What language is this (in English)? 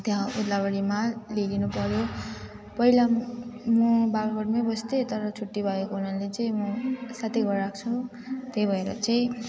Nepali